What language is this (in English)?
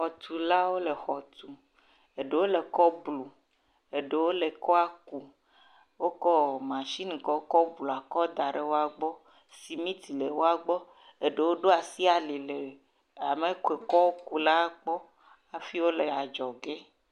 Ewe